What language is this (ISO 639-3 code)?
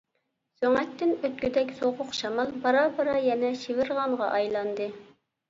uig